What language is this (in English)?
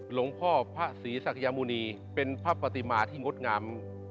Thai